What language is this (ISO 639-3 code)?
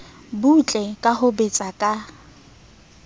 sot